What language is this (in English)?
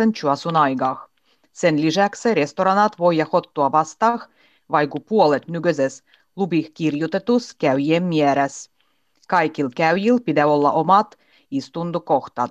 Finnish